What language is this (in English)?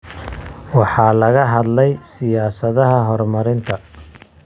Somali